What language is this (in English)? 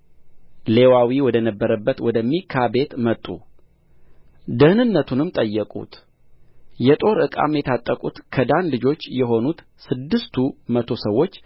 Amharic